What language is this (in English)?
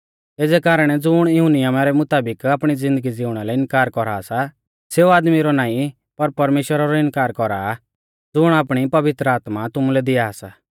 Mahasu Pahari